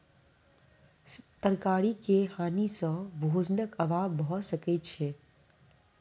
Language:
Maithili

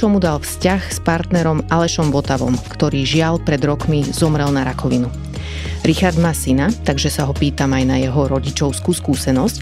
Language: Slovak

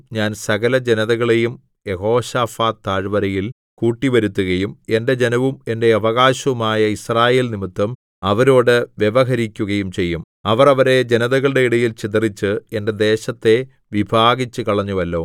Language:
Malayalam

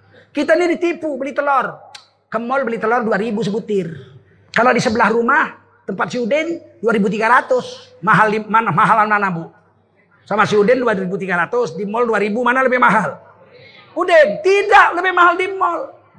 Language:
Indonesian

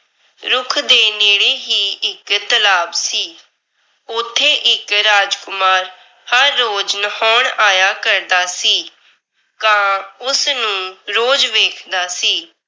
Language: Punjabi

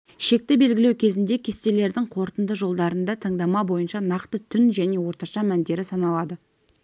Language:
Kazakh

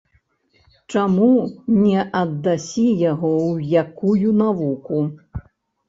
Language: Belarusian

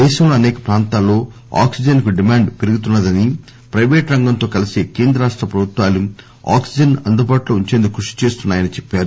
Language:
Telugu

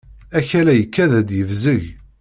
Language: Kabyle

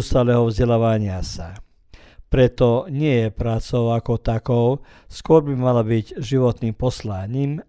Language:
Croatian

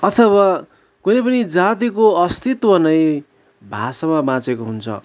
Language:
Nepali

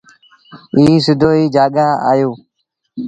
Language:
Sindhi Bhil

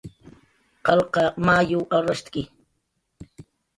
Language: Jaqaru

